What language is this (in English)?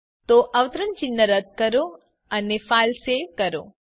Gujarati